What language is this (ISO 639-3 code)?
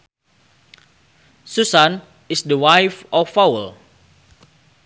sun